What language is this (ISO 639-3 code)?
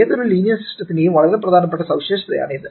mal